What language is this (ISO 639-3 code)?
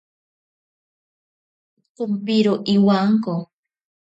prq